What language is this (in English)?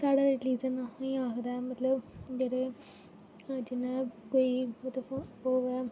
Dogri